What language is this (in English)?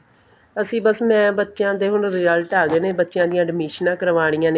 Punjabi